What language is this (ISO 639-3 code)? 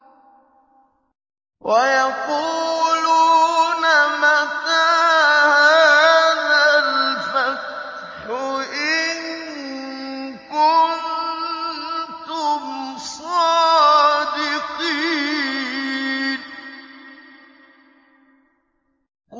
ara